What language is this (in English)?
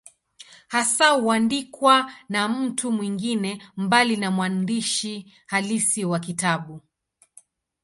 Swahili